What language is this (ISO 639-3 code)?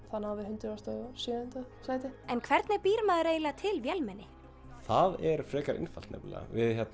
isl